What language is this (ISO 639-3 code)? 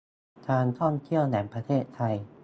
tha